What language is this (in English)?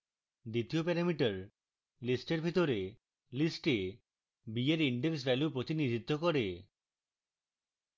Bangla